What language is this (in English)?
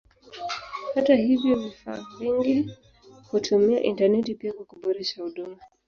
Swahili